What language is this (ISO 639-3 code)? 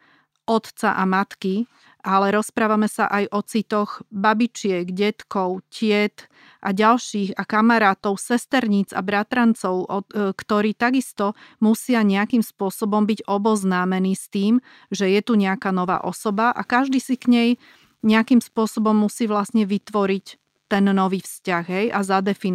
slk